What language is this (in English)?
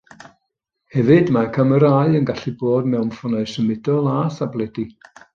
Welsh